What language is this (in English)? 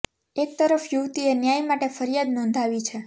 Gujarati